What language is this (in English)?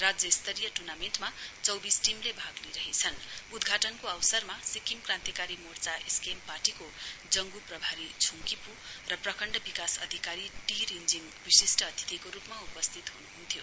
Nepali